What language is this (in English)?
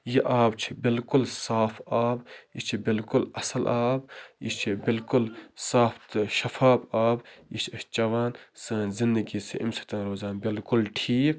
Kashmiri